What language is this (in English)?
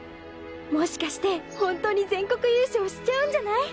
Japanese